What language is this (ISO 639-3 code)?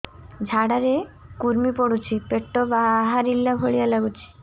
ori